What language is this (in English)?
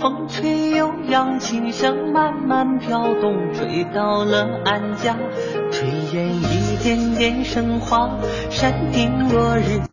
Chinese